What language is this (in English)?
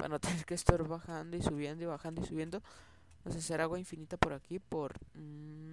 Spanish